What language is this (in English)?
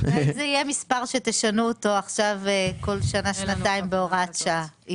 Hebrew